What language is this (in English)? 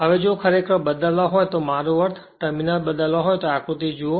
Gujarati